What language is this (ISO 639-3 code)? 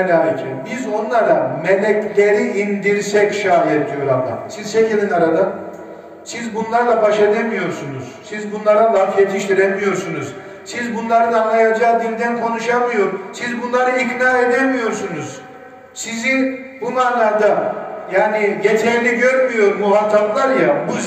tur